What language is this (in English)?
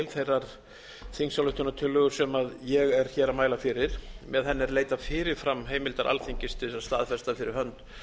Icelandic